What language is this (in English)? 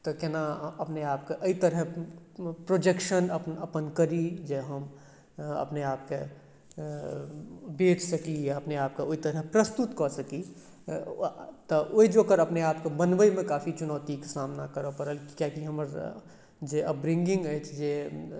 Maithili